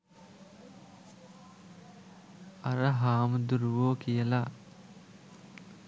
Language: Sinhala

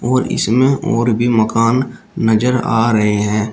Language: Hindi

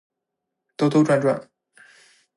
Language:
Chinese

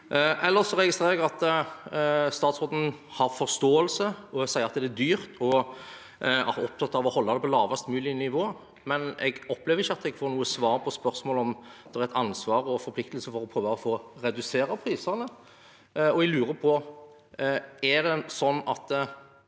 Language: Norwegian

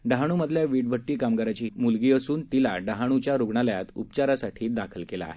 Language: Marathi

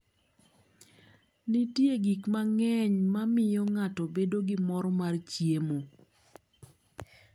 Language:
Luo (Kenya and Tanzania)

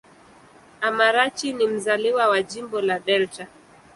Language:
Swahili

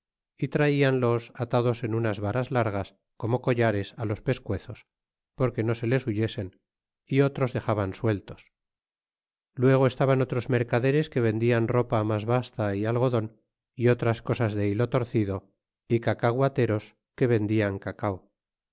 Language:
Spanish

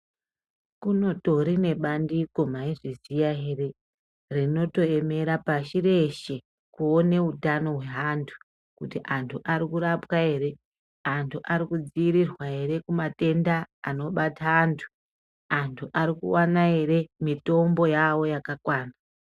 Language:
Ndau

